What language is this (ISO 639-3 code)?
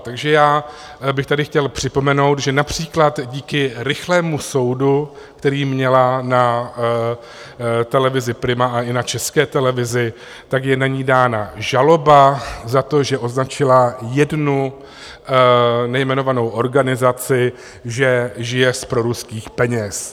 ces